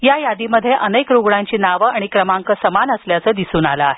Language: Marathi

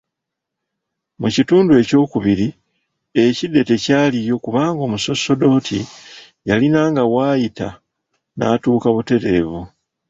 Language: Ganda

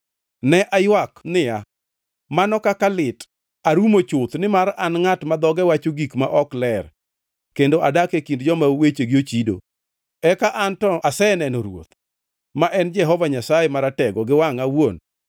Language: Luo (Kenya and Tanzania)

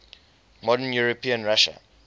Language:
English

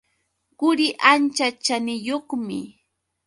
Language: Yauyos Quechua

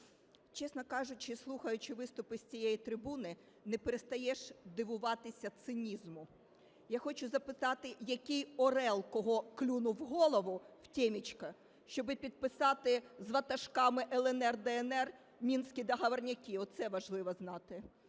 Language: Ukrainian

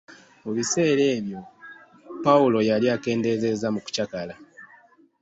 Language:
Ganda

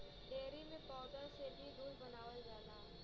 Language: Bhojpuri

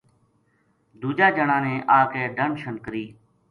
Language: Gujari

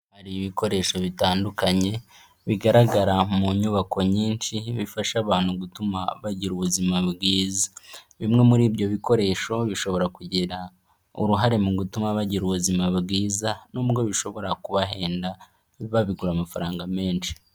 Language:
Kinyarwanda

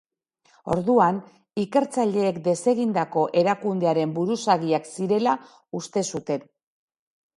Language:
Basque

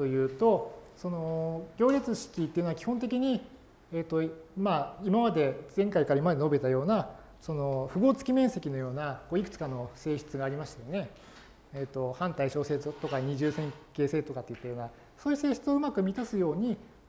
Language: Japanese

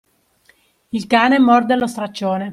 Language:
Italian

